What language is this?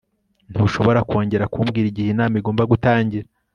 Kinyarwanda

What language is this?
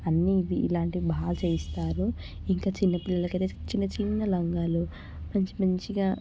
Telugu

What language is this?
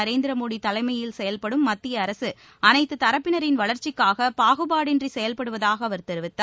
Tamil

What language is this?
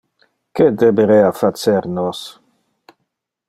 Interlingua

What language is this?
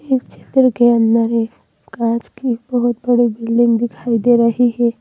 Hindi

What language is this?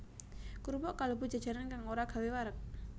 Javanese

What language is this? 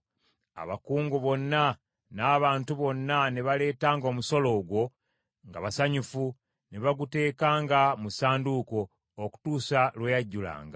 Ganda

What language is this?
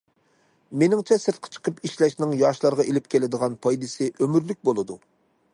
Uyghur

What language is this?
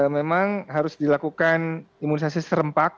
Indonesian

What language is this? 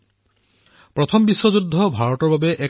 Assamese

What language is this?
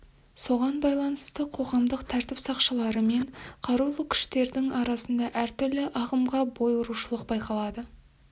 Kazakh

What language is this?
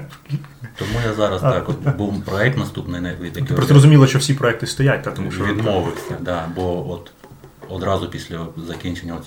Ukrainian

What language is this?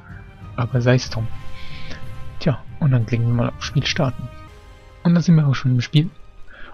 German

